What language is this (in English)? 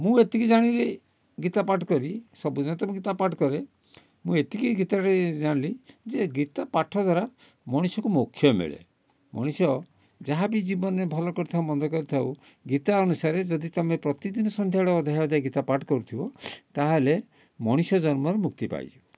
Odia